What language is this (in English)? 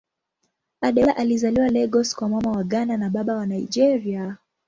Swahili